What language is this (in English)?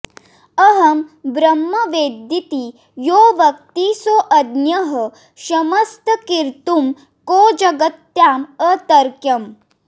Sanskrit